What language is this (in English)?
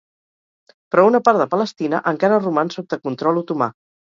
Catalan